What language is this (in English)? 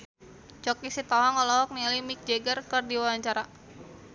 Sundanese